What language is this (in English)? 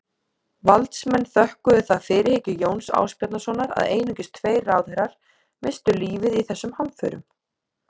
Icelandic